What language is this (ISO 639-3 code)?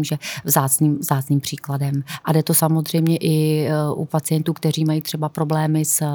ces